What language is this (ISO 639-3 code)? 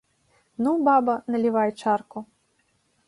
bel